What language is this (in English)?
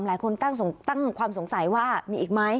Thai